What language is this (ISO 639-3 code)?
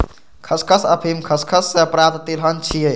mai